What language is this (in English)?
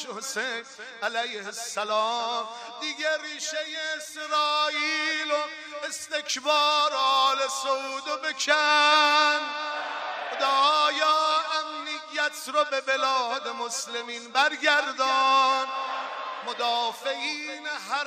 Persian